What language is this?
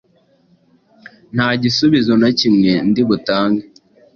Kinyarwanda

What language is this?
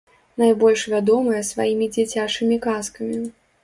Belarusian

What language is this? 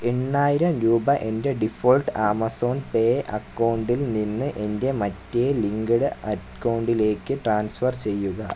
Malayalam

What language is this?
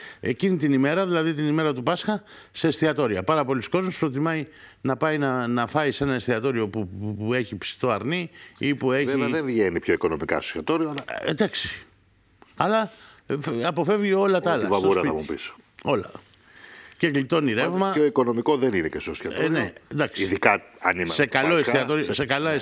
Greek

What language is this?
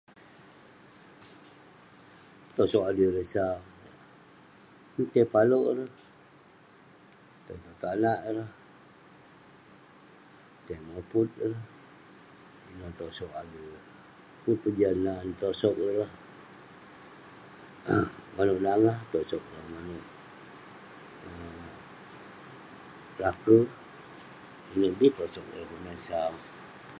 Western Penan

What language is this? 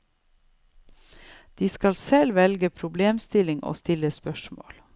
Norwegian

